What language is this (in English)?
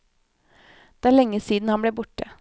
Norwegian